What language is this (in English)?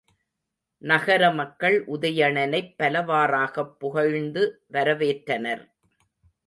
Tamil